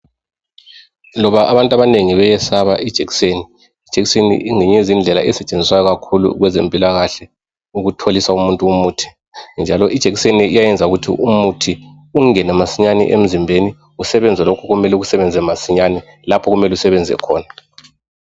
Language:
North Ndebele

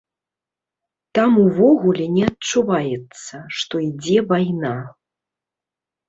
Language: Belarusian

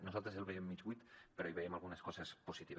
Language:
Catalan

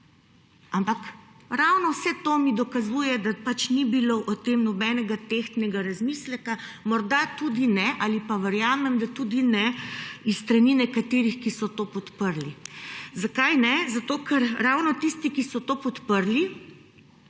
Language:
Slovenian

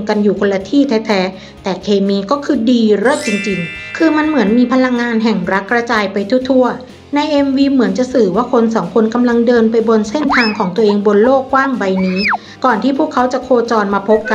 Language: Thai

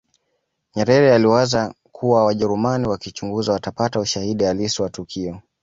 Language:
Swahili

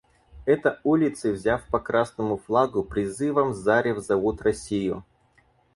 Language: Russian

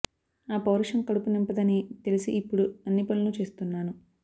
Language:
Telugu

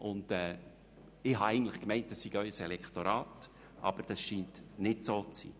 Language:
Swiss German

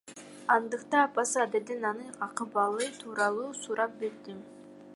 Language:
Kyrgyz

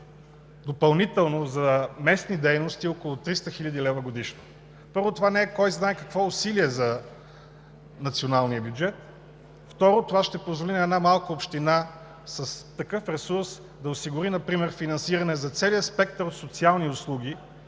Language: Bulgarian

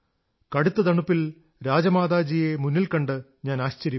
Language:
Malayalam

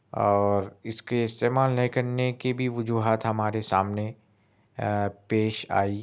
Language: Urdu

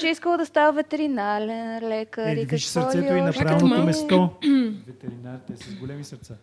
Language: Bulgarian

